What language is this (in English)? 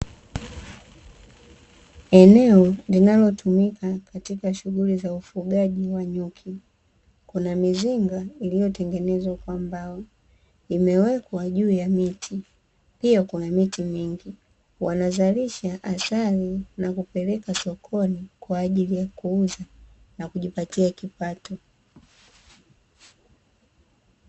Swahili